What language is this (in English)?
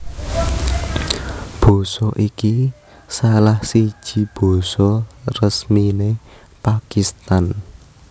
Javanese